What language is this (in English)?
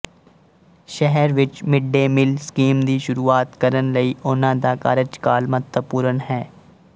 Punjabi